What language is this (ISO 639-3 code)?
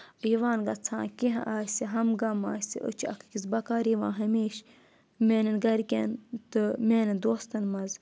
kas